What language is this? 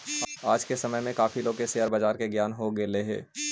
Magahi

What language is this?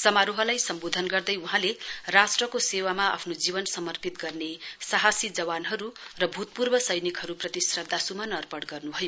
Nepali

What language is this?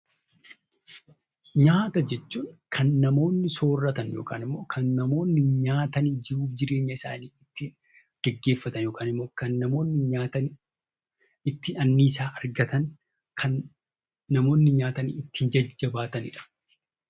Oromo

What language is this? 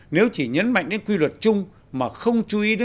Vietnamese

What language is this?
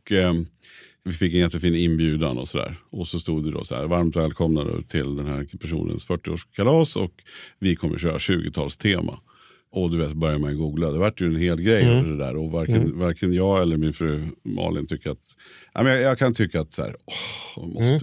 Swedish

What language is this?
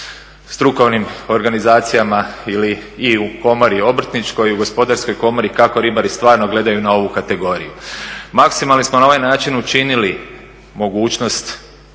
Croatian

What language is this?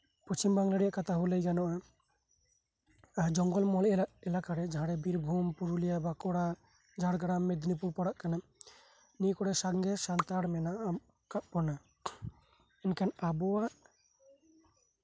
Santali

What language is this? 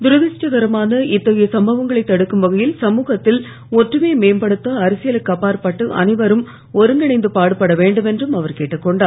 Tamil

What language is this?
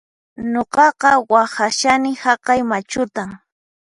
Puno Quechua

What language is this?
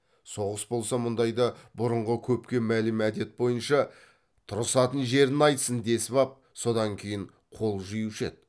Kazakh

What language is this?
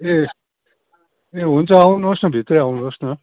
Nepali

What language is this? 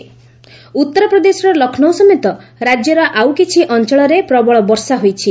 Odia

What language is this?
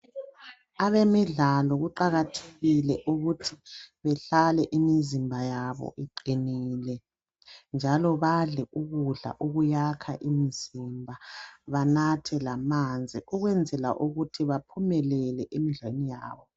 North Ndebele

